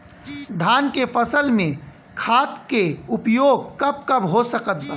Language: Bhojpuri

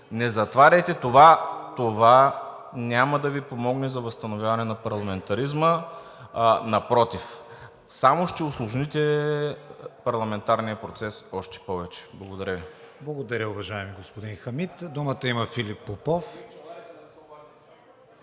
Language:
Bulgarian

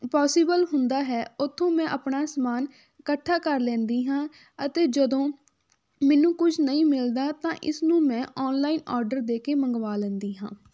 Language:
Punjabi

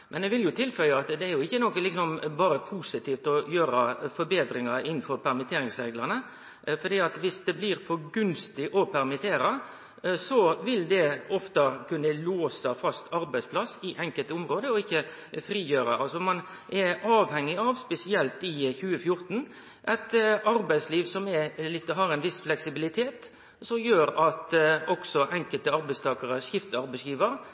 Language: Norwegian Nynorsk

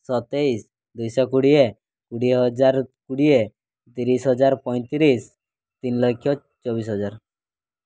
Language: Odia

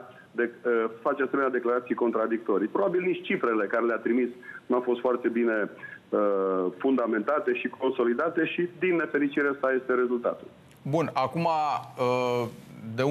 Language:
Romanian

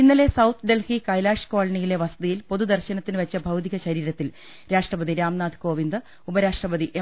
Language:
Malayalam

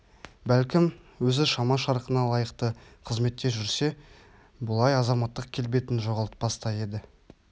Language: Kazakh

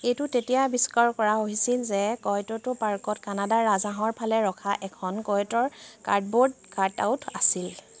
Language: Assamese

